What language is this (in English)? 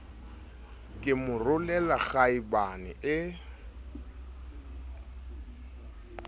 Southern Sotho